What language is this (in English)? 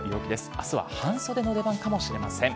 Japanese